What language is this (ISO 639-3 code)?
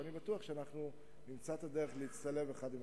heb